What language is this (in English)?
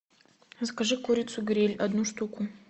Russian